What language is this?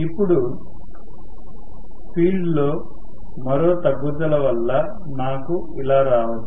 Telugu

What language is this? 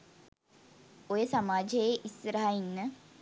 Sinhala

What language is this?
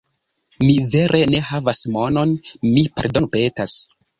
Esperanto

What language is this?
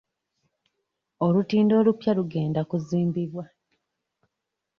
Ganda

